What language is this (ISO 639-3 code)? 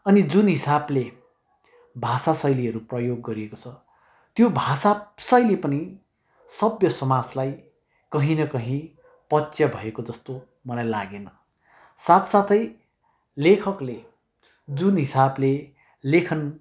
nep